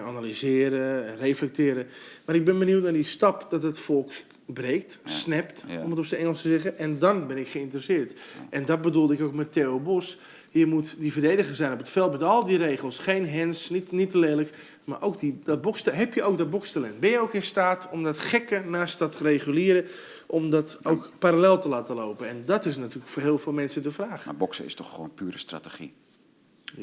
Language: Dutch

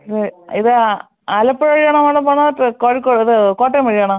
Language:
Malayalam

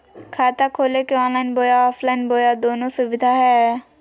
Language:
Magahi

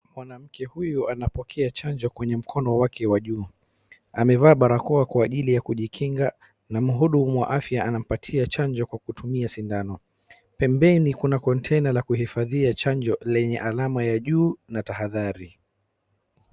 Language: Swahili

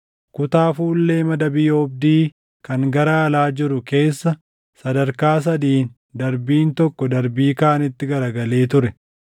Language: Oromo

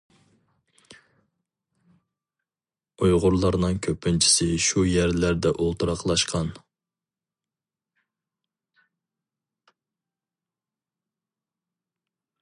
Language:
Uyghur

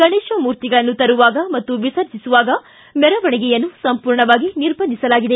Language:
Kannada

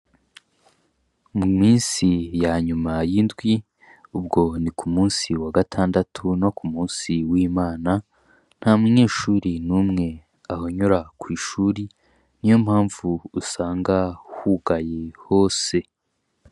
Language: Rundi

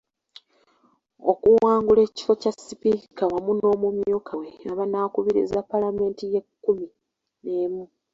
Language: Ganda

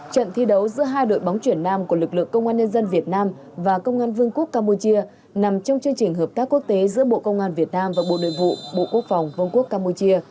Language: Vietnamese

